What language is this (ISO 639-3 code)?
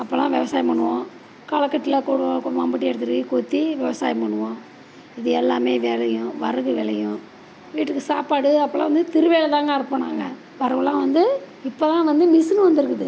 tam